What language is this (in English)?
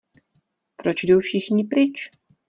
Czech